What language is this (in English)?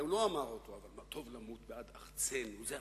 Hebrew